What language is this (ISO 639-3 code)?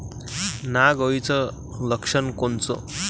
mar